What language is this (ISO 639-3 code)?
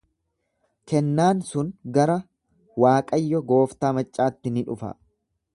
orm